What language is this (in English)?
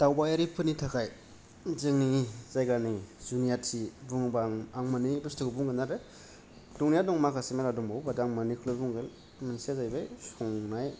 Bodo